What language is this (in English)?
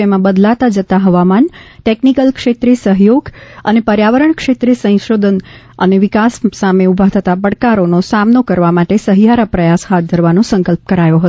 Gujarati